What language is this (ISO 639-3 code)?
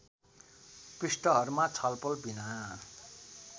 nep